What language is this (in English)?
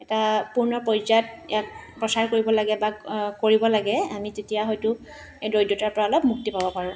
Assamese